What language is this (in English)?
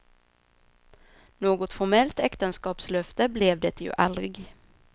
Swedish